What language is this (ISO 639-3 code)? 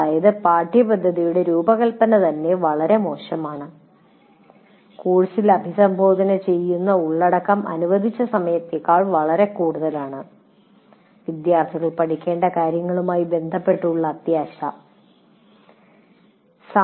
mal